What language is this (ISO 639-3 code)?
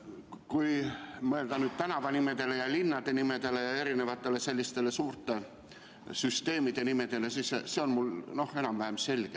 est